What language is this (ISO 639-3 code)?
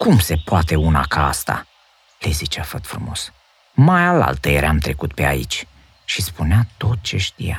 ron